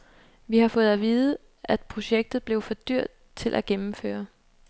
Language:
Danish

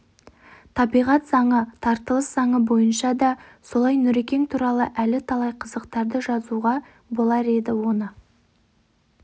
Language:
Kazakh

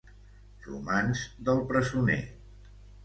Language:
Catalan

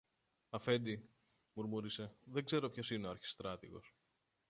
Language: Greek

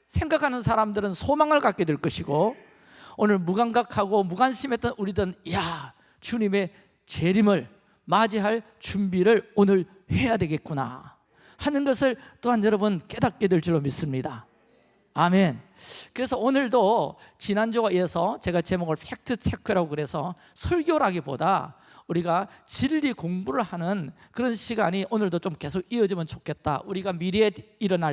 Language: Korean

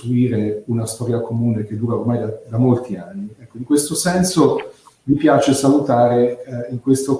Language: Italian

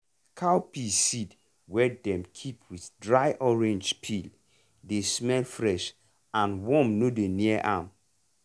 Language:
Nigerian Pidgin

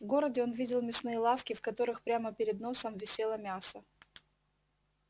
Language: Russian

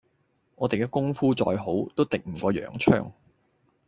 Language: Cantonese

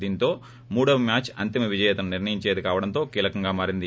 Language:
Telugu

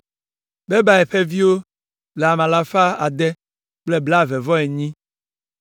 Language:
Ewe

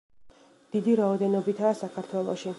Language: Georgian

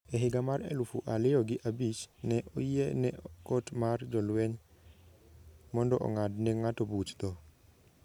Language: Luo (Kenya and Tanzania)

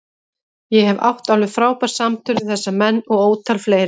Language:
Icelandic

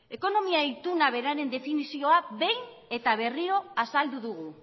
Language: Basque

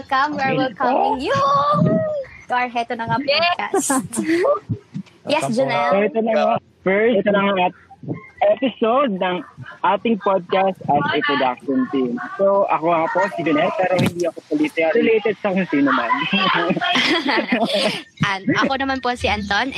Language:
Filipino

